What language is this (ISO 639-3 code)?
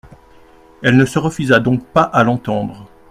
fra